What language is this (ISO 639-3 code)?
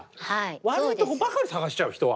jpn